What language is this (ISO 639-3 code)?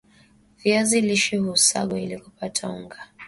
swa